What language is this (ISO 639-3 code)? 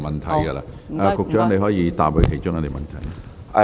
yue